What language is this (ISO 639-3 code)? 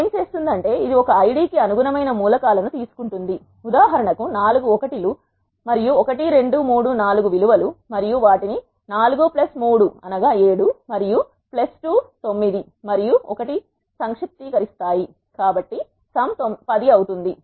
tel